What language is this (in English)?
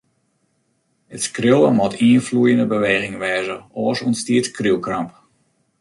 Western Frisian